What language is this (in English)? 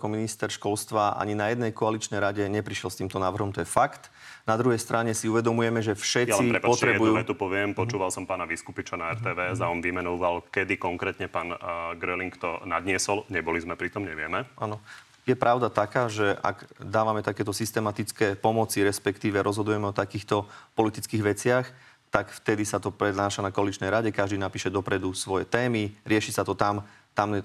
Slovak